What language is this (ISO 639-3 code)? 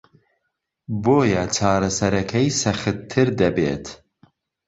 ckb